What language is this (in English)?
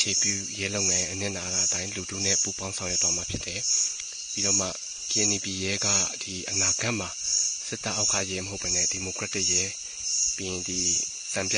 Thai